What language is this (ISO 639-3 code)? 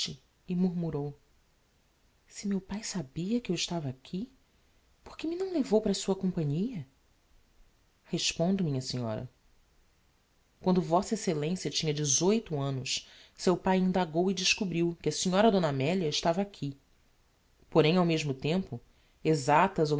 por